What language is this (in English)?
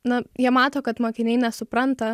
Lithuanian